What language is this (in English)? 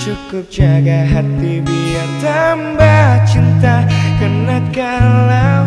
Indonesian